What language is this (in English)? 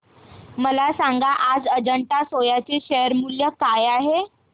Marathi